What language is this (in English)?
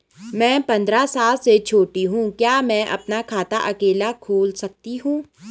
Hindi